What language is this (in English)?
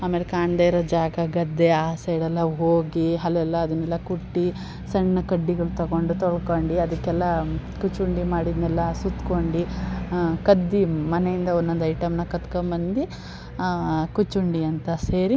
Kannada